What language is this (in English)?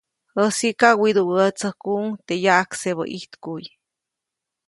Copainalá Zoque